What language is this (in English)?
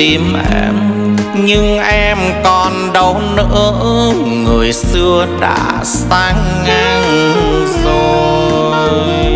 Vietnamese